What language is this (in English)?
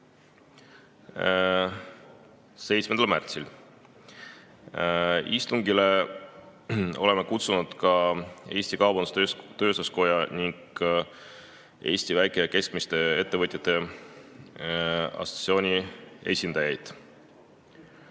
Estonian